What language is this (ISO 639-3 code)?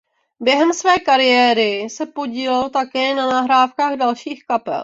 ces